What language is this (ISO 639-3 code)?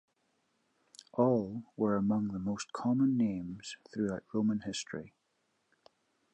eng